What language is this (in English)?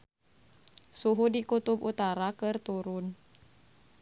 Sundanese